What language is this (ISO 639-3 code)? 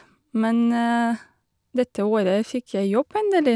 nor